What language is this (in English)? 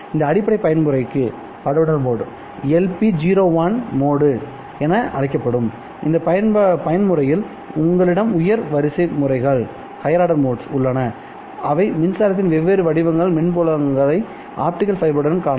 Tamil